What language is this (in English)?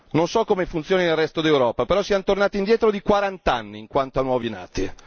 Italian